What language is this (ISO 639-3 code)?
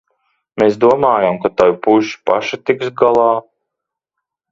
lav